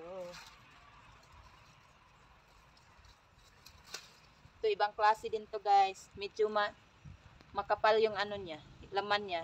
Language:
Filipino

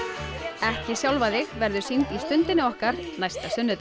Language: Icelandic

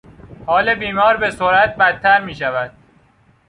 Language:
Persian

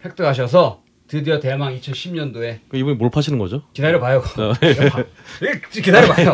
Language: Korean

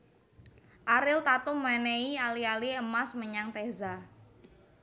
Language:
Javanese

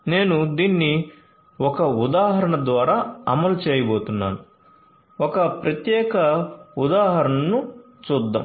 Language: Telugu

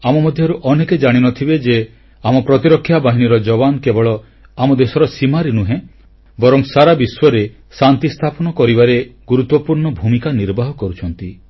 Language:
Odia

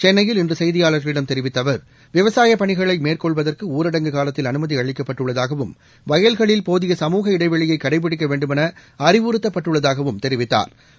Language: Tamil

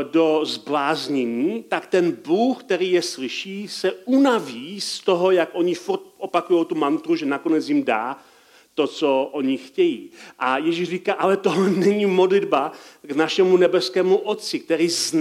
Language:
Czech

